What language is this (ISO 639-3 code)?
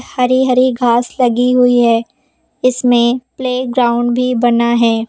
hin